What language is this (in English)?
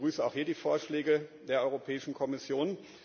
German